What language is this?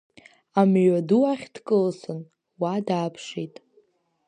Abkhazian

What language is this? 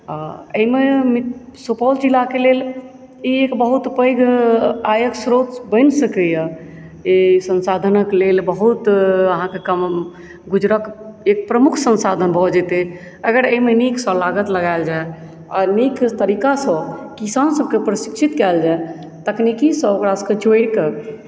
Maithili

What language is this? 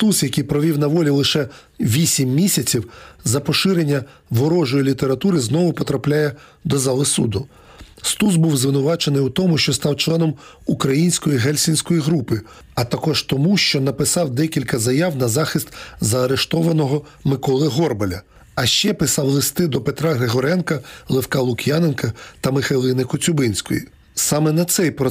Ukrainian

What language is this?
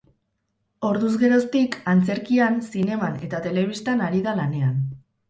Basque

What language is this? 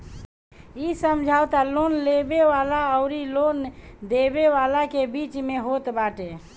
Bhojpuri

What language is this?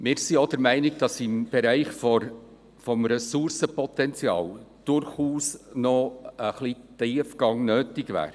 Swiss German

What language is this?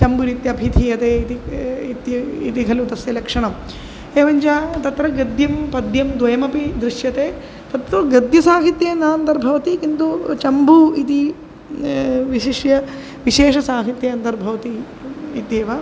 Sanskrit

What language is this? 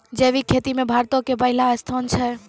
Maithili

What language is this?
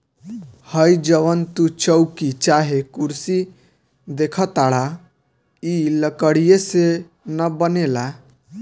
Bhojpuri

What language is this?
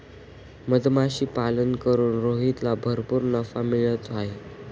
Marathi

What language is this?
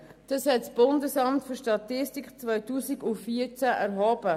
Swiss German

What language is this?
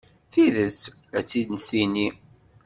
Kabyle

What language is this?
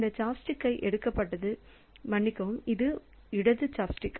Tamil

